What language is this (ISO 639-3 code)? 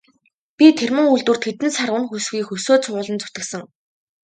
mon